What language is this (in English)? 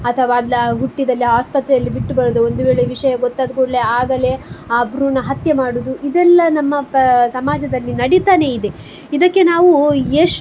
Kannada